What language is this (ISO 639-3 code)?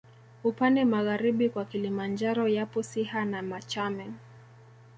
swa